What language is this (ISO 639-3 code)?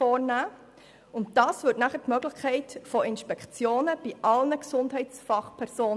gsw